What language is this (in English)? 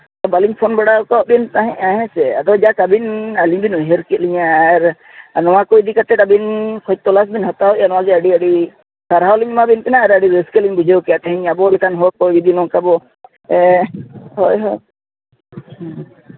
Santali